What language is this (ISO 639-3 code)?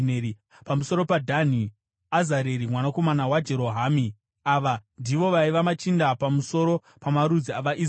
sna